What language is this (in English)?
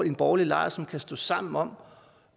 Danish